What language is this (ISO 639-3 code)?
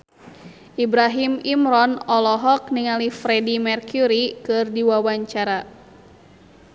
sun